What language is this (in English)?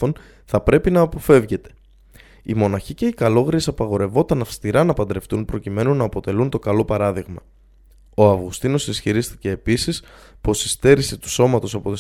Greek